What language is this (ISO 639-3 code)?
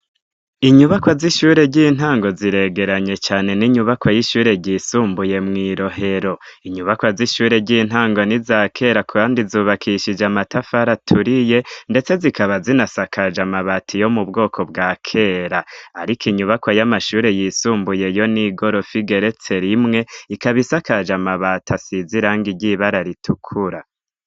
run